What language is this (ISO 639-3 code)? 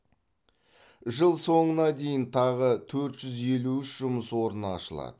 kaz